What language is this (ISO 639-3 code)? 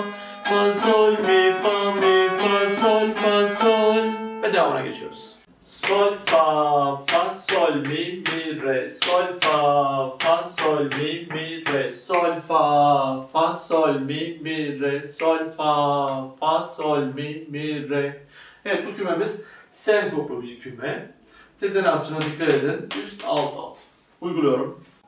tur